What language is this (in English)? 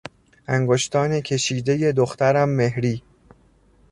Persian